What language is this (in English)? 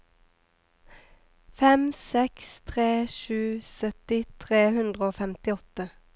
Norwegian